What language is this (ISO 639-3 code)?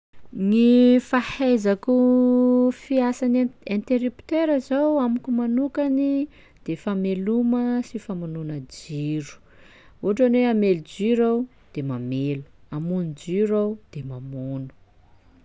skg